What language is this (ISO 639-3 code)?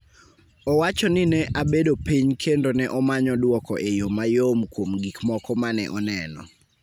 luo